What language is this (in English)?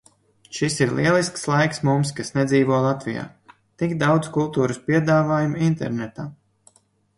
Latvian